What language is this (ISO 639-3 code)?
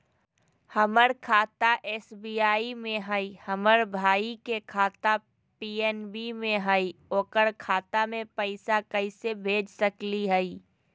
mag